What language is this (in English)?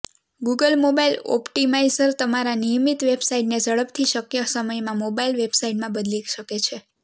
Gujarati